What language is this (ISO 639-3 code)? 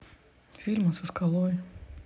rus